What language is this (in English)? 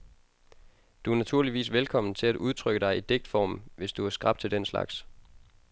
Danish